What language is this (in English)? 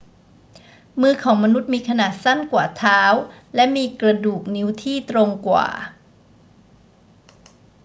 Thai